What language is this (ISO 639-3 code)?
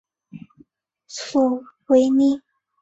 zho